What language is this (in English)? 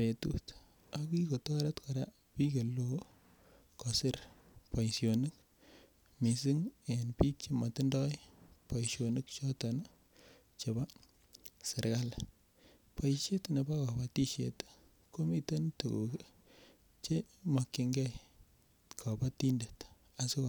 Kalenjin